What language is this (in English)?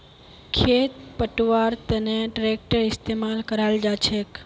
Magahi